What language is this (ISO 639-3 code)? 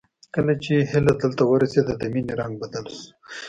pus